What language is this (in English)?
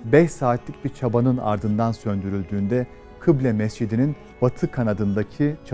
Turkish